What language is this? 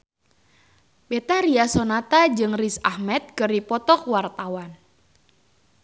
Sundanese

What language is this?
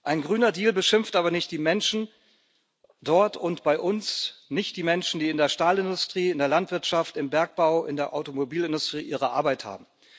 German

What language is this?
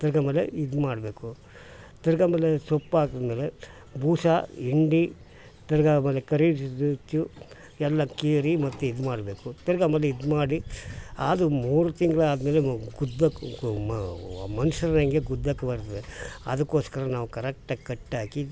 Kannada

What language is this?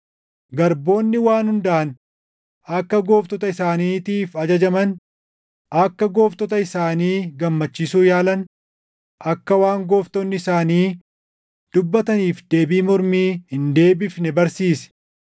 Oromo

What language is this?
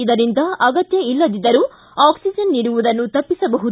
Kannada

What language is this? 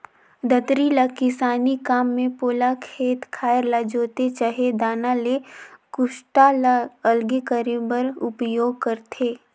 Chhattisgarhi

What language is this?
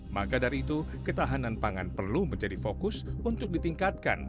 Indonesian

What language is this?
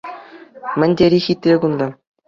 Chuvash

